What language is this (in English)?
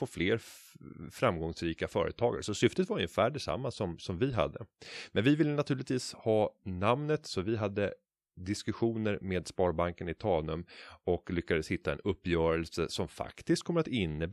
Swedish